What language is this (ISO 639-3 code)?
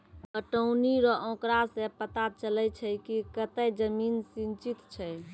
mai